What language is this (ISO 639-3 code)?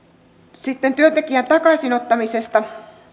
fin